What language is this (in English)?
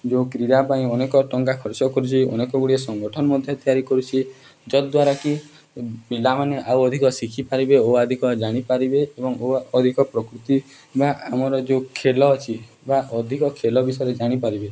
Odia